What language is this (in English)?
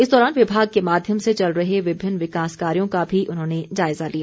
Hindi